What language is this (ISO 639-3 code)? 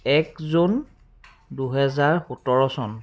asm